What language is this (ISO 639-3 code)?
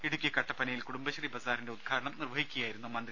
mal